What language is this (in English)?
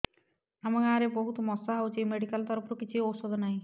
Odia